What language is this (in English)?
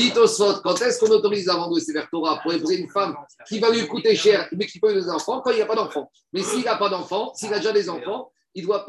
French